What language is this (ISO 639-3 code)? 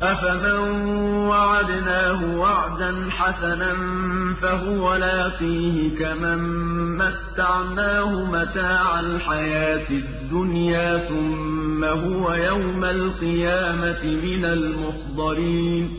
ara